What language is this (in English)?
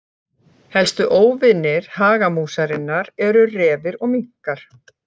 Icelandic